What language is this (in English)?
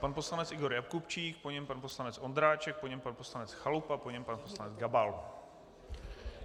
Czech